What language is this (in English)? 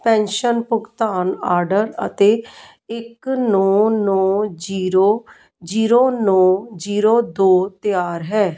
Punjabi